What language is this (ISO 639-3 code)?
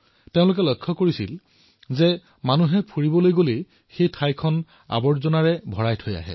asm